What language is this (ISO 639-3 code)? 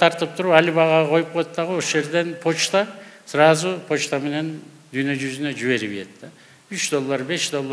tur